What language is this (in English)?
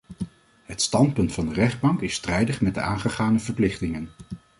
Dutch